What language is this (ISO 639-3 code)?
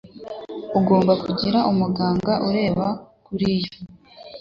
kin